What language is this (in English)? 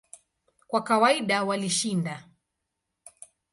Swahili